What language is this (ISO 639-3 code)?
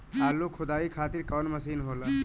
bho